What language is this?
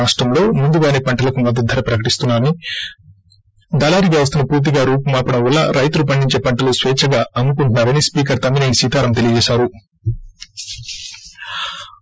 Telugu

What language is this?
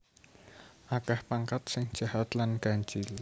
Javanese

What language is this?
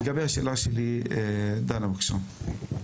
Hebrew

